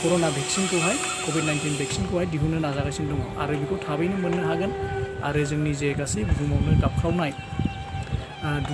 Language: Romanian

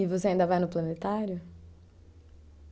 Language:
Portuguese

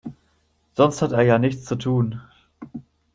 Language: German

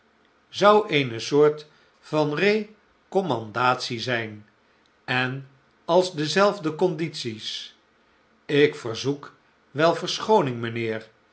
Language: Dutch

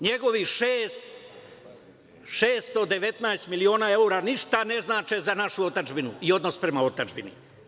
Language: Serbian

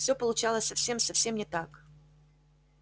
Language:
Russian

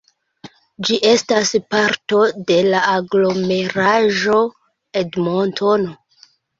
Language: Esperanto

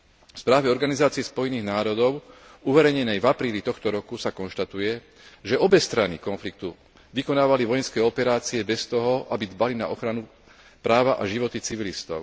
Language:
Slovak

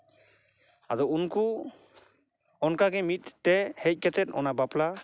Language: Santali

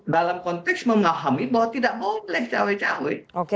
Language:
Indonesian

